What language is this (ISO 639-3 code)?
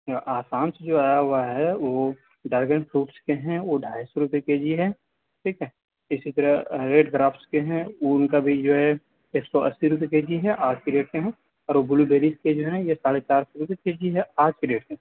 urd